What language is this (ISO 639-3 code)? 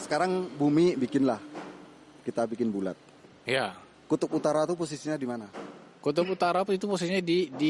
ind